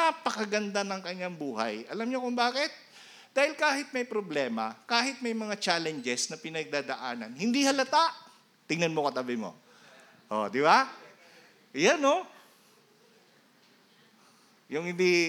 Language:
Filipino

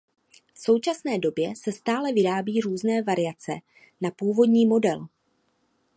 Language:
Czech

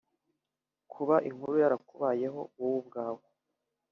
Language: Kinyarwanda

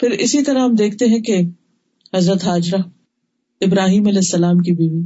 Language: Urdu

